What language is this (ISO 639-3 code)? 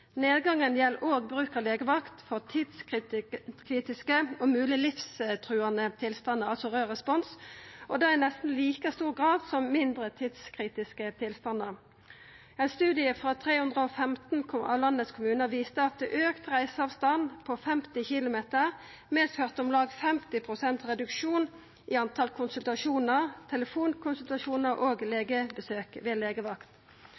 nno